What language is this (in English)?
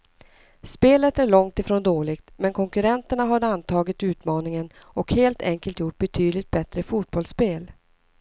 Swedish